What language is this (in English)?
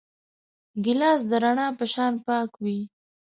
Pashto